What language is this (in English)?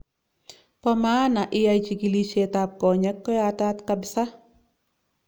Kalenjin